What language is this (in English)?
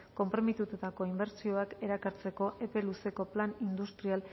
Basque